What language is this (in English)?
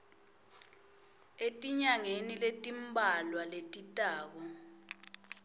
Swati